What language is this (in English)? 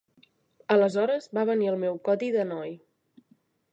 Catalan